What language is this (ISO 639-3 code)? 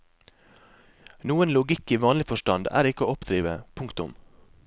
nor